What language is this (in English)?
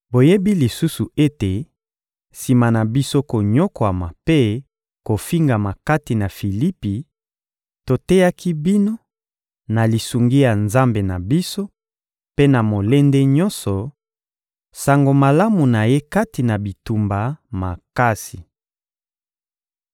Lingala